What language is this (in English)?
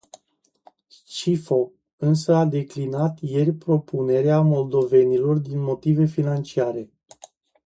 Romanian